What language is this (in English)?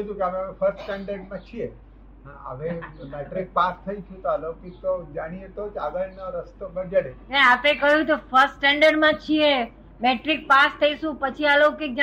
Gujarati